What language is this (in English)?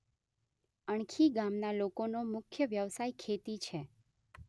Gujarati